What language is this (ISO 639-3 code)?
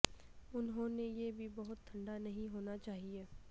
urd